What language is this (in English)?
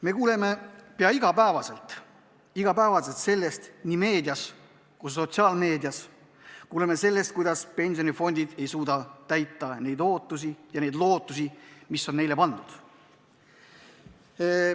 Estonian